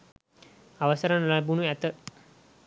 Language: Sinhala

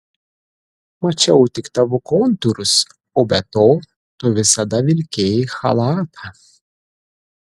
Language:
Lithuanian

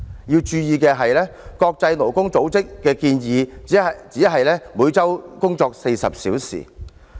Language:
Cantonese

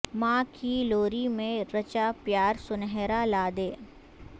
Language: Urdu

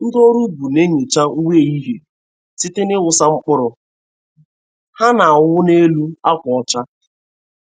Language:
Igbo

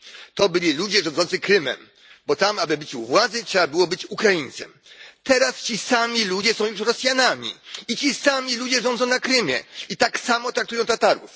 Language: Polish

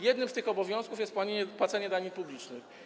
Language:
Polish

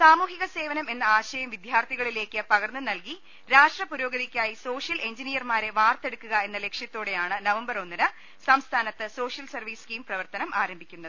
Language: Malayalam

